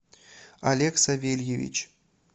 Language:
Russian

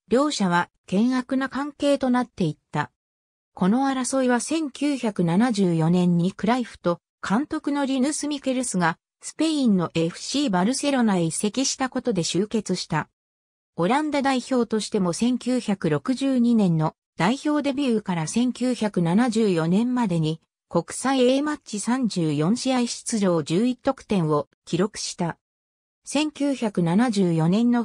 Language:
Japanese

